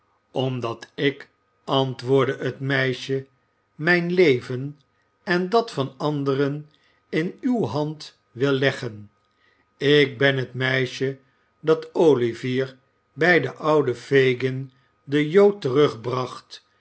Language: Dutch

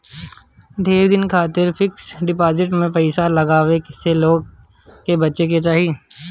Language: Bhojpuri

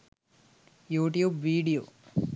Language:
Sinhala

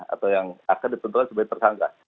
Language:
Indonesian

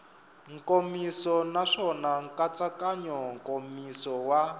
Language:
Tsonga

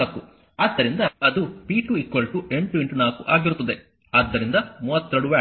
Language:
Kannada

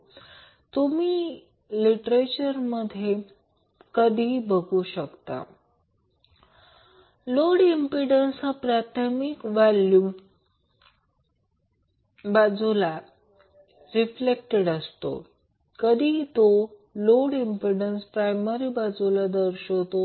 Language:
Marathi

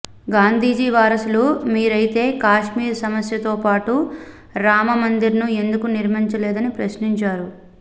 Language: Telugu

